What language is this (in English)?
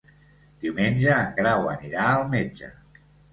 Catalan